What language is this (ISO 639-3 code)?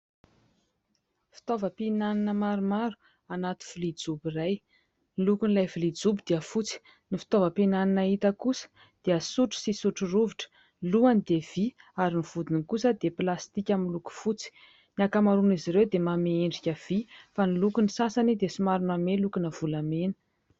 mlg